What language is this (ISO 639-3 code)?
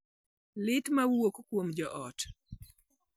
luo